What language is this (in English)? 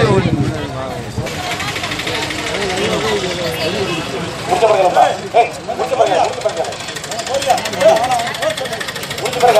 Indonesian